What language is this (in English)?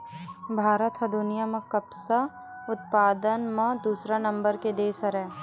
Chhattisgarhi